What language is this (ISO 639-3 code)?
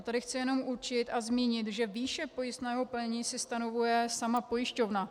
ces